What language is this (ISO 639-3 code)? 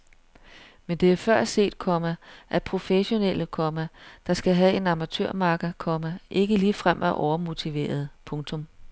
dan